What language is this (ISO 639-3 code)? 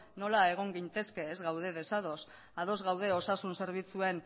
eus